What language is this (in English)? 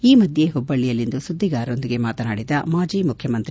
Kannada